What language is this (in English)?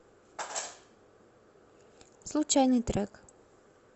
Russian